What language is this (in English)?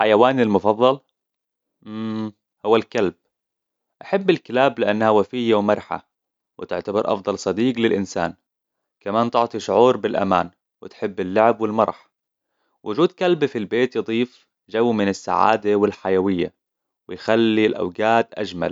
Hijazi Arabic